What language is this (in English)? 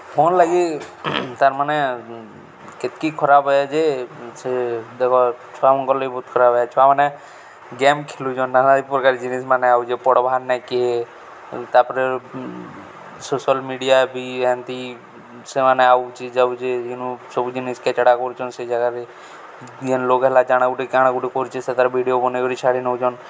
Odia